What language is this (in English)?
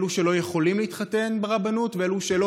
Hebrew